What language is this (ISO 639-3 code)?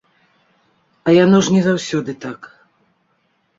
bel